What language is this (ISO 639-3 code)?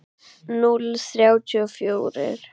isl